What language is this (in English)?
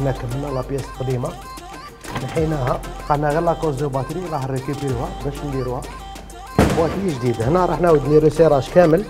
Arabic